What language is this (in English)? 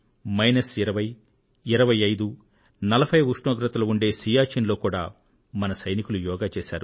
Telugu